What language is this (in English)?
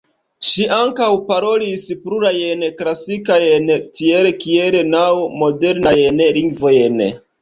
Esperanto